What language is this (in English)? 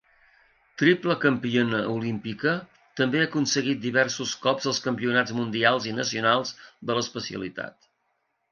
Catalan